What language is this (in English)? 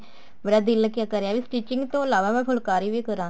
Punjabi